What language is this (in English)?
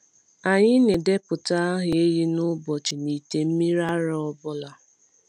Igbo